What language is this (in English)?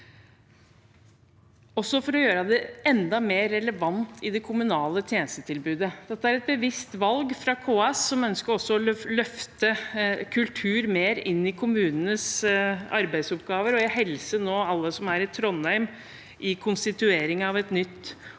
Norwegian